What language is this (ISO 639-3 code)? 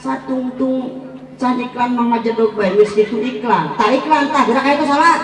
ind